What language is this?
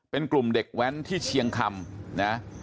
Thai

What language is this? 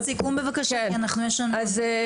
Hebrew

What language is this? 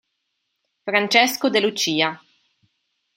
Italian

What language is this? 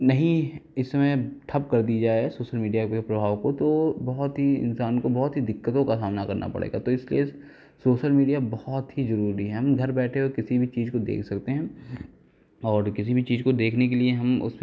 Hindi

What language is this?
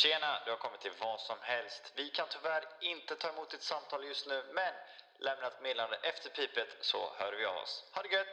Swedish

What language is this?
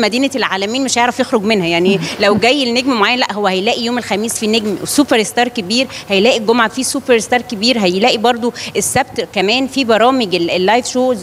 Arabic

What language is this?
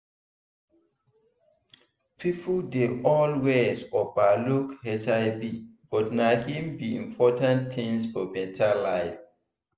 Nigerian Pidgin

